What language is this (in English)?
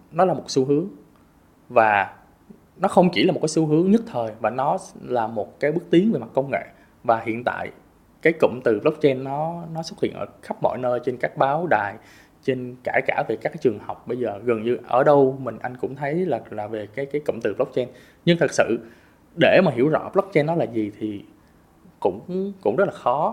Vietnamese